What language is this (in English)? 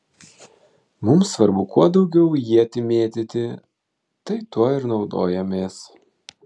Lithuanian